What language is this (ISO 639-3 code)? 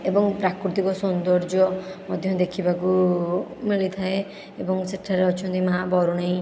ori